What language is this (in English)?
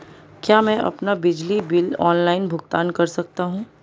Hindi